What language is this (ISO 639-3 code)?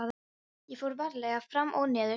isl